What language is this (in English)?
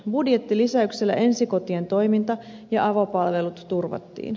Finnish